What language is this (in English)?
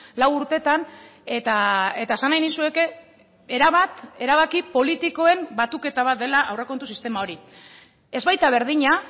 Basque